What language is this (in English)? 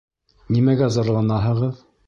Bashkir